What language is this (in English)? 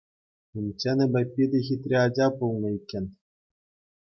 Chuvash